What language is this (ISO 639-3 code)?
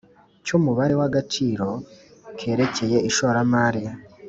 kin